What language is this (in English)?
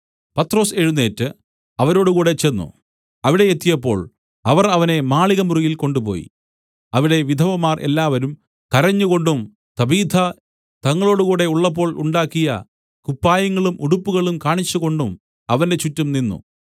Malayalam